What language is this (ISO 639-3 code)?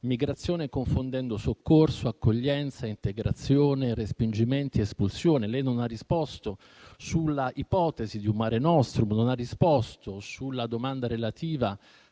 ita